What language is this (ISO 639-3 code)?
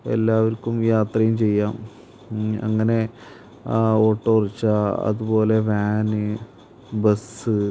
mal